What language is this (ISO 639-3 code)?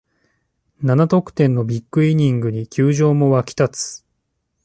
jpn